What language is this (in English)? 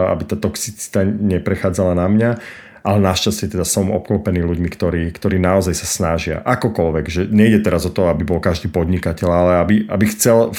Slovak